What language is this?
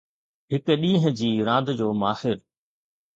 Sindhi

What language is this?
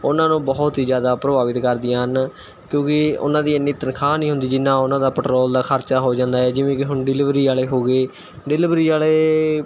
Punjabi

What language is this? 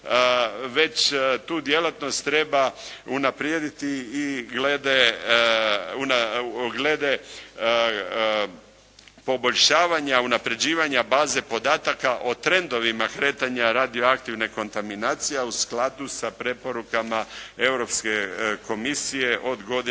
Croatian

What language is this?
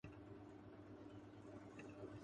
Urdu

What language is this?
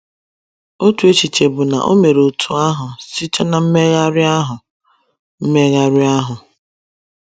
Igbo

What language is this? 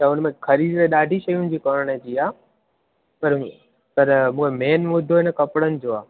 Sindhi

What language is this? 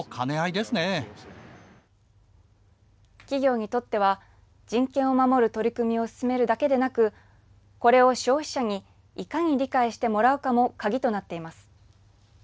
Japanese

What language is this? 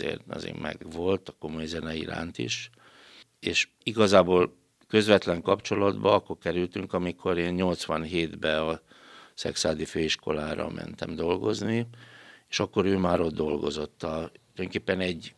Hungarian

